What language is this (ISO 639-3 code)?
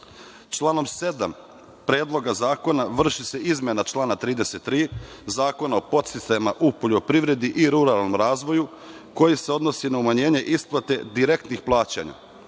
srp